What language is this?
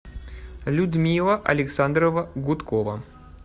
Russian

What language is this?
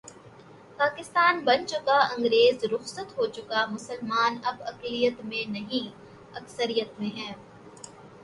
Urdu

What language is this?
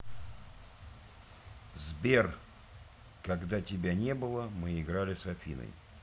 Russian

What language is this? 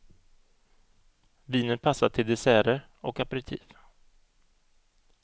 Swedish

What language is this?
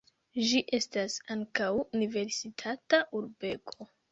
Esperanto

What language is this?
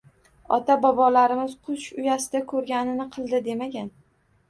Uzbek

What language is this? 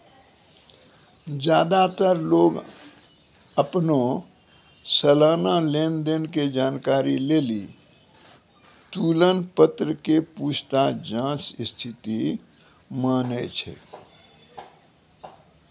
Maithili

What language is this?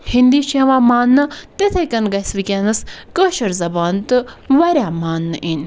Kashmiri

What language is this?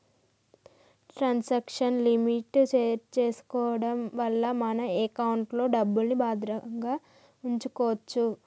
Telugu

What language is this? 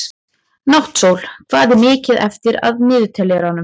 Icelandic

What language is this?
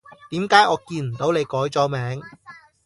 Cantonese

